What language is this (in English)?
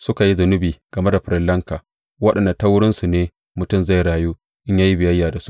Hausa